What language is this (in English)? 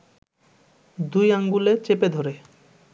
Bangla